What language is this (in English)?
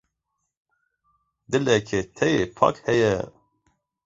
Kurdish